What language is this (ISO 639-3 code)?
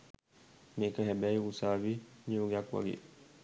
sin